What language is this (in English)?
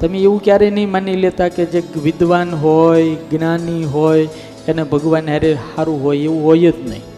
Gujarati